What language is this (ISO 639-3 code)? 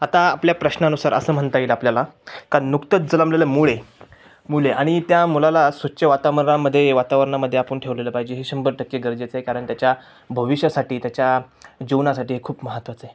mar